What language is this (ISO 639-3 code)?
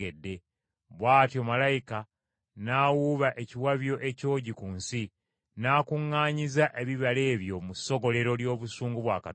lug